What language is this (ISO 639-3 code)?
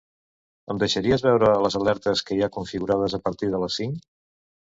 cat